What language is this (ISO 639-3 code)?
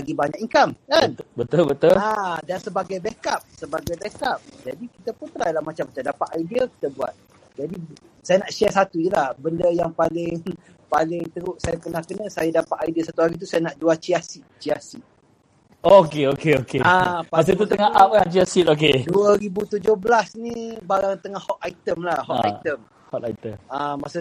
msa